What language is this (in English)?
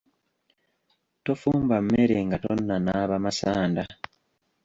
Ganda